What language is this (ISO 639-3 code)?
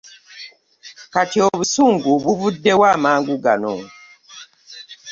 lug